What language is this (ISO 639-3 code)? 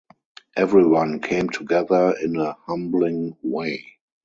eng